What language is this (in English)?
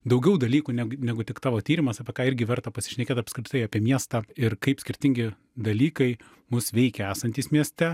Lithuanian